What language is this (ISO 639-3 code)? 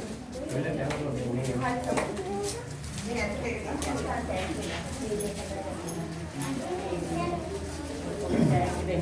sin